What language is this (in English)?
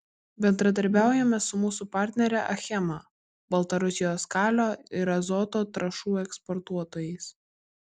Lithuanian